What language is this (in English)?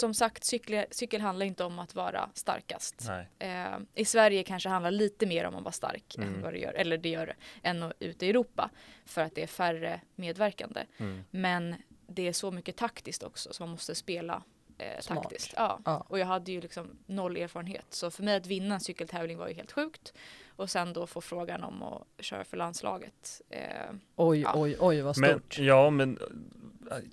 Swedish